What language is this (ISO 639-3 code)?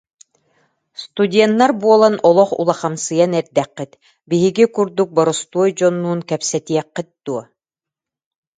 sah